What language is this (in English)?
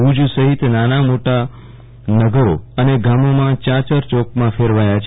Gujarati